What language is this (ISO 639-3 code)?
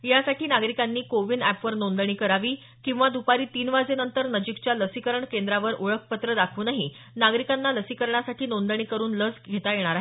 mar